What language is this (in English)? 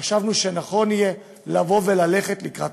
Hebrew